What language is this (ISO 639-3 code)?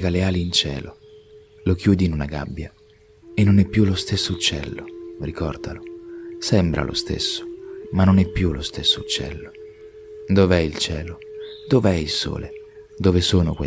ita